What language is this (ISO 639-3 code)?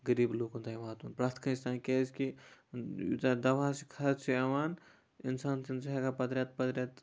kas